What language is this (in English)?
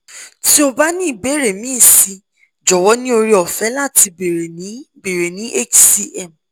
Yoruba